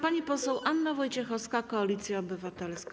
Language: Polish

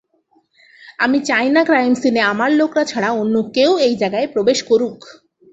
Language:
Bangla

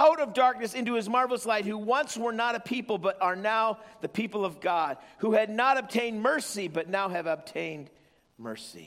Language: English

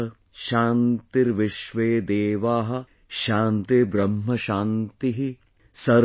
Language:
English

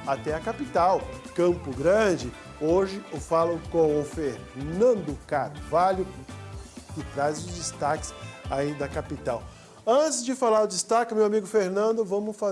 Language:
Portuguese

